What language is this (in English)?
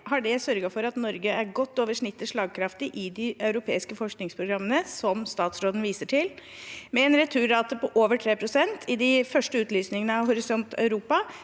Norwegian